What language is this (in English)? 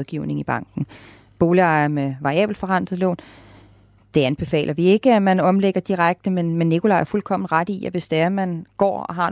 Danish